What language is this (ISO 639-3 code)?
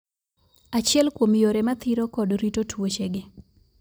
luo